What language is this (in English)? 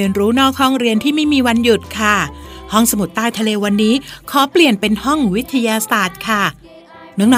Thai